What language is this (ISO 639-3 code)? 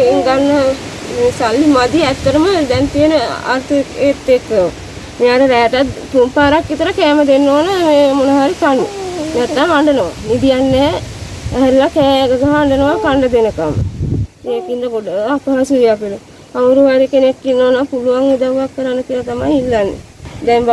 ind